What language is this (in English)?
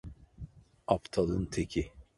Turkish